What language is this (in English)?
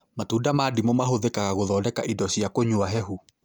Kikuyu